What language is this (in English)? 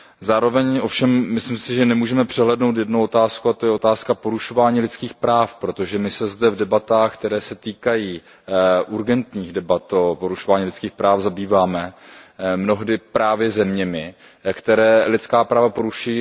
Czech